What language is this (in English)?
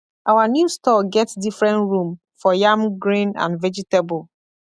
Nigerian Pidgin